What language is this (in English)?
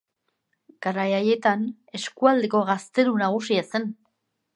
Basque